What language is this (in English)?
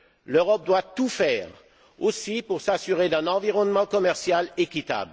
French